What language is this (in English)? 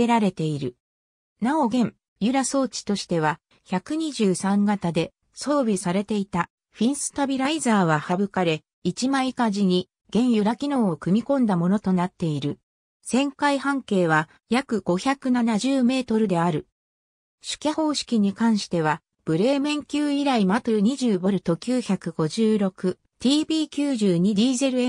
Japanese